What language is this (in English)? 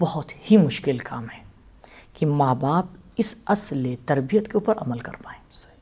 Urdu